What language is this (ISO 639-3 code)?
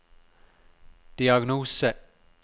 nor